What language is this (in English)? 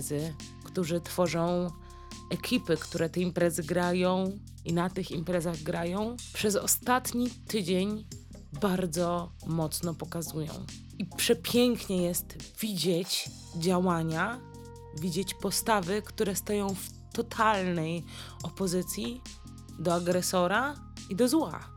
Polish